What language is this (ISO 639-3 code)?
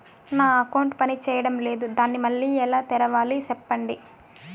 tel